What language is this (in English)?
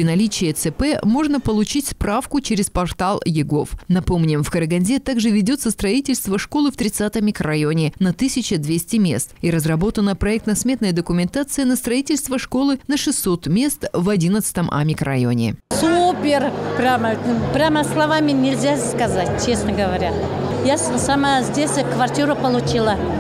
Russian